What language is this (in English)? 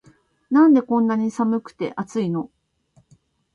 Japanese